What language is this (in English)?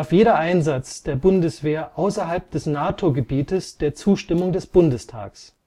German